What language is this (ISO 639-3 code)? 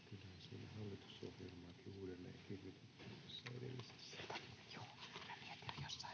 fin